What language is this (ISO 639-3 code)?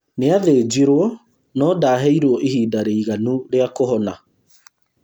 kik